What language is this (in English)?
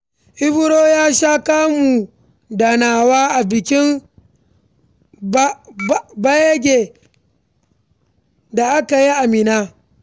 Hausa